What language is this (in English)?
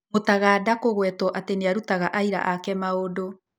Kikuyu